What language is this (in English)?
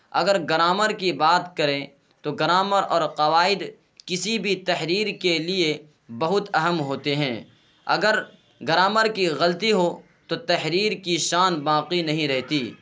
Urdu